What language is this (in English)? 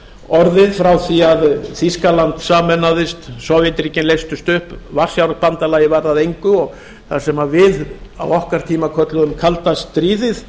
Icelandic